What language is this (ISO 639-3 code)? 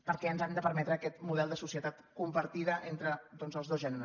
cat